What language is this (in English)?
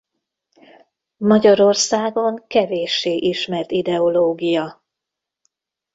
Hungarian